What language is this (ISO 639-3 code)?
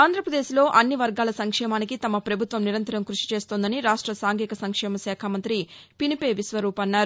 tel